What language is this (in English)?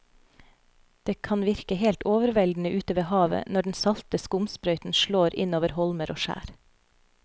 Norwegian